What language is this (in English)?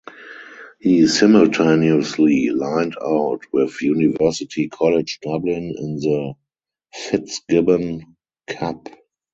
English